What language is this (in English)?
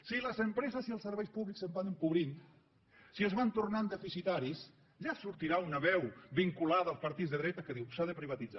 Catalan